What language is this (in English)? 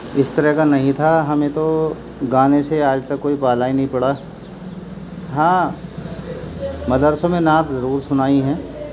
Urdu